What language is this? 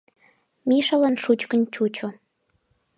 Mari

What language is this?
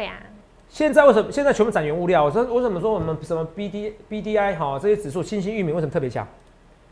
Chinese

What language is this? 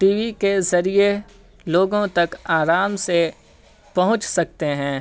Urdu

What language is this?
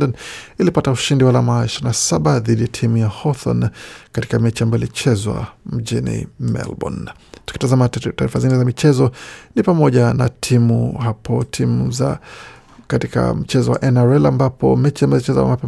Swahili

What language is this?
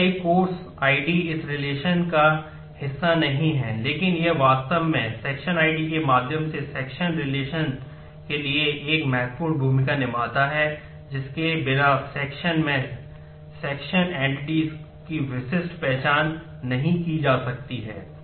Hindi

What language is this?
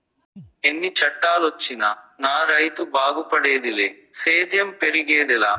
Telugu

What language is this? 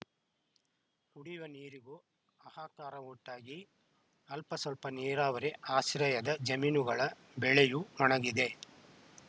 Kannada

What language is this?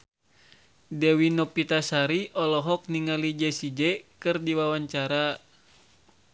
Sundanese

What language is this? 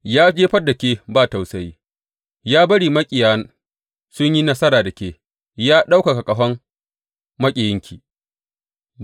Hausa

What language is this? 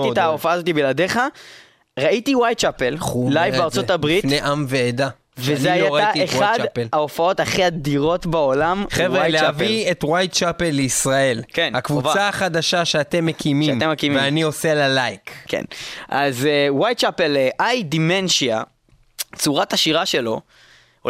Hebrew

